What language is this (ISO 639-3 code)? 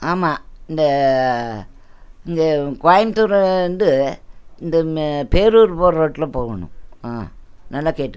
tam